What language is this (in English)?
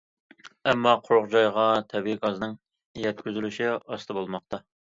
Uyghur